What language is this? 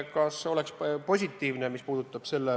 Estonian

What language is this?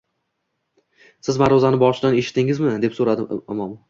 Uzbek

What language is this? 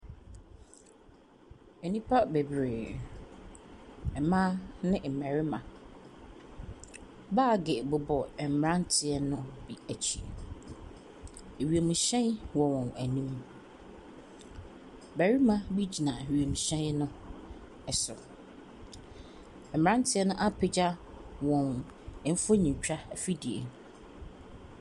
Akan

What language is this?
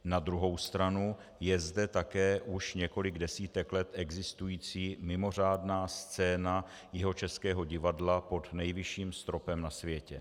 Czech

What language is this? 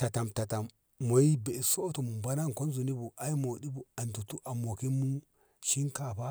Ngamo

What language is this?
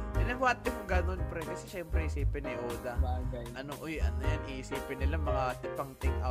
Filipino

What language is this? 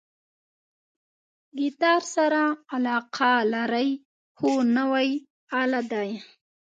Pashto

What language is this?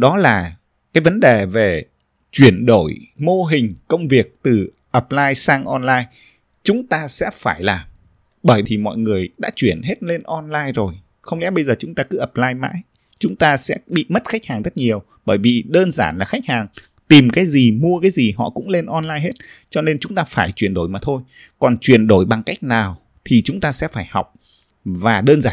Vietnamese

